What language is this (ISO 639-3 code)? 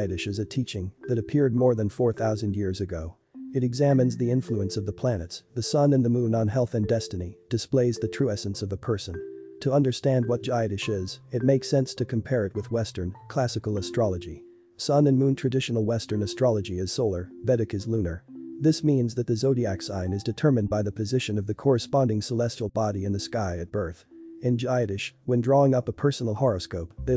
eng